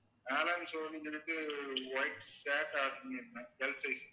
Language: Tamil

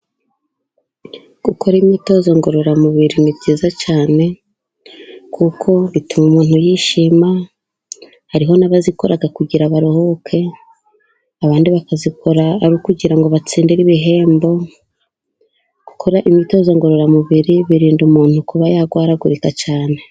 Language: Kinyarwanda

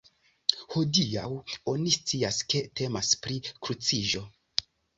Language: Esperanto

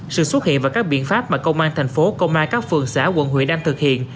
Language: Vietnamese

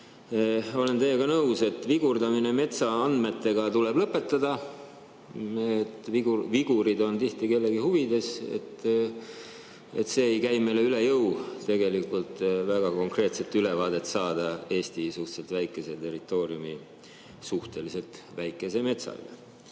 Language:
Estonian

